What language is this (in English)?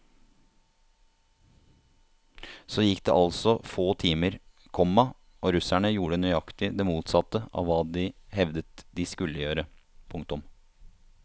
Norwegian